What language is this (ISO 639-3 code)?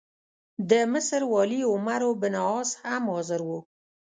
pus